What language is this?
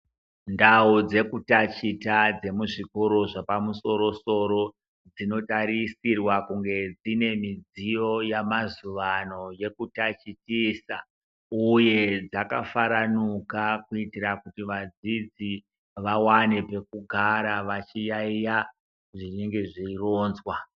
Ndau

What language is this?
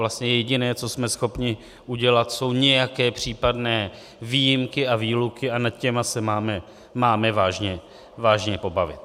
Czech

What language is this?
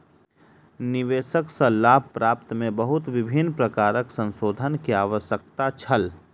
Maithili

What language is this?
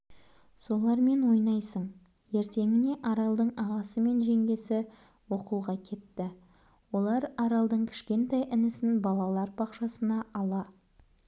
Kazakh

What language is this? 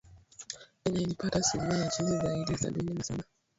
Swahili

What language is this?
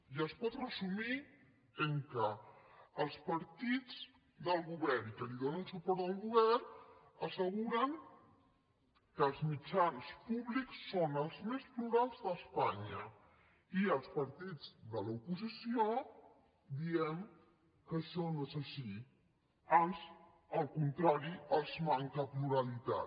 Catalan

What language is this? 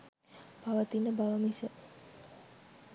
Sinhala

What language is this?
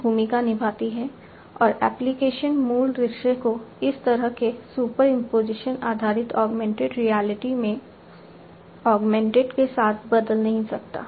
Hindi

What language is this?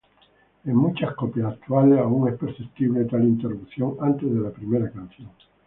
Spanish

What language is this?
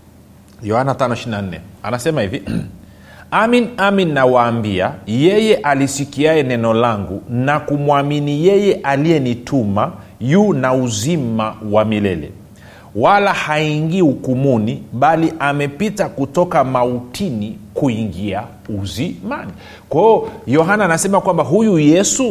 Swahili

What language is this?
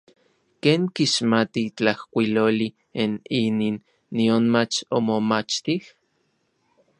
Orizaba Nahuatl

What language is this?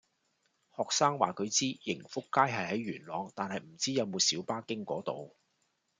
Cantonese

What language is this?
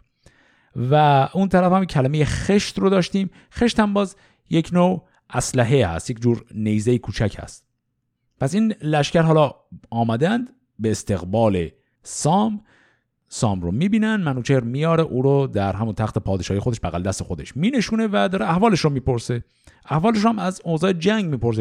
Persian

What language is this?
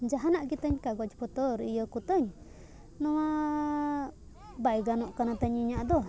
Santali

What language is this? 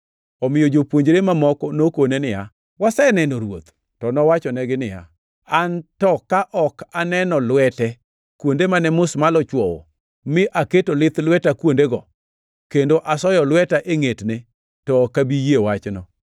Luo (Kenya and Tanzania)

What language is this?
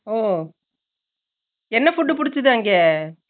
Tamil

